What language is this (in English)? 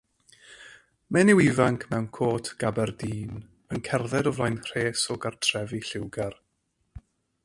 Welsh